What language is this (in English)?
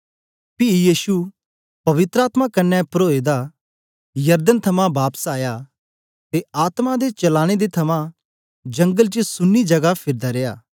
Dogri